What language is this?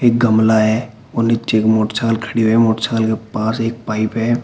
Hindi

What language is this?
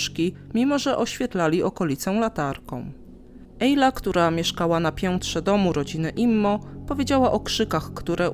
Polish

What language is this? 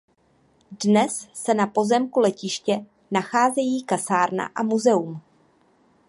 Czech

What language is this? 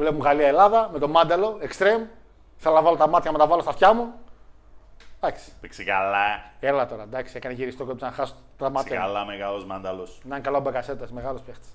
Greek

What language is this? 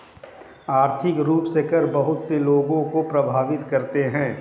Hindi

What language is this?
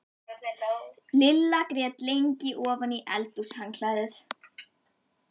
Icelandic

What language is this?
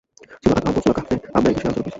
Bangla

